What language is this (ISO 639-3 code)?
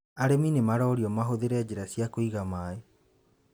kik